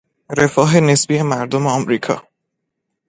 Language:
Persian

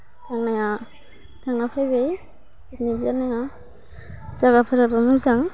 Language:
Bodo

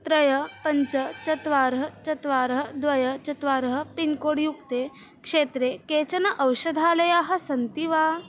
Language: Sanskrit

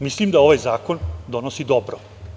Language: Serbian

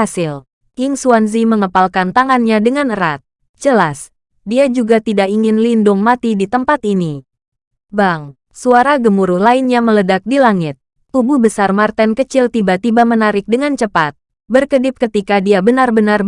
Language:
Indonesian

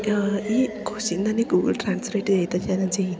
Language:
Malayalam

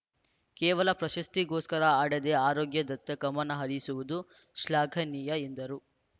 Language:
Kannada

